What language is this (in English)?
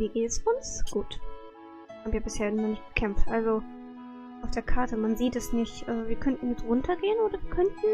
German